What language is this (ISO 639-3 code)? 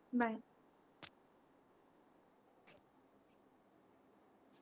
mar